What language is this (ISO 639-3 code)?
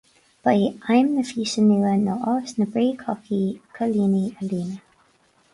gle